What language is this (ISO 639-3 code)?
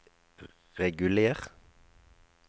nor